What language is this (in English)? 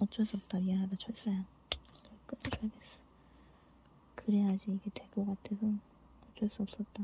Korean